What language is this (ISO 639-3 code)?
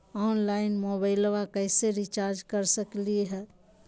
mag